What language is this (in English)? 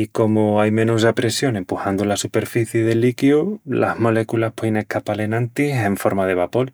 Extremaduran